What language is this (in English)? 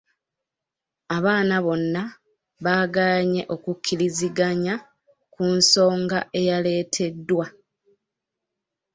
Ganda